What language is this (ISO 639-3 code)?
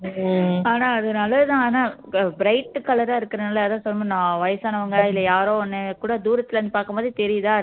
tam